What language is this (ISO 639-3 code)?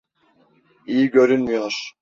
tur